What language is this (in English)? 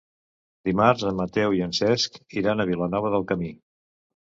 Catalan